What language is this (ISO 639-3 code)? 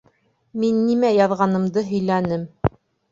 bak